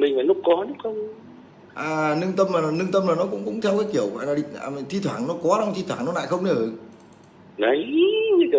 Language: Vietnamese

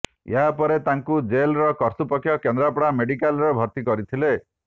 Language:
Odia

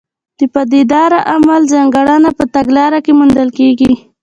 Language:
Pashto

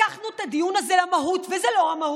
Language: Hebrew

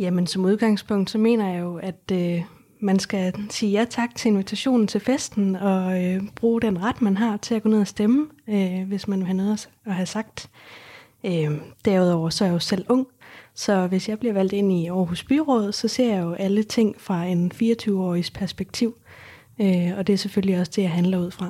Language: Danish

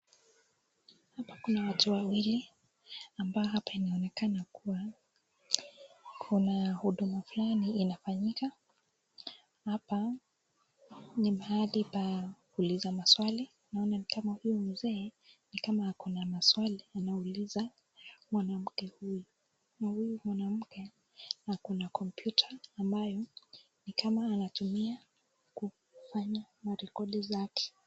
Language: Swahili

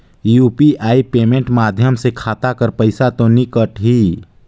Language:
Chhattisgarhi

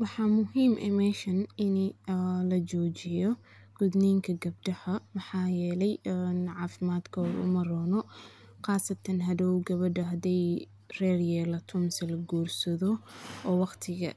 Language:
Somali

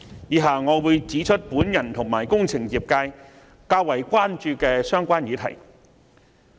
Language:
Cantonese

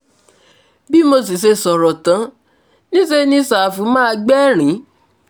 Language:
Yoruba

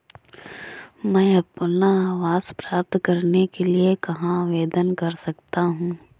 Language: Hindi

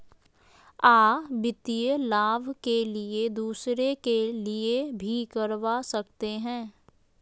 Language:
Magahi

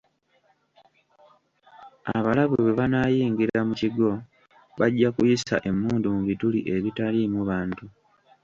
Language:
Ganda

